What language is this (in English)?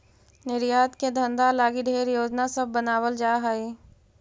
Magahi